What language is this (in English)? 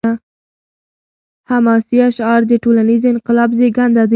Pashto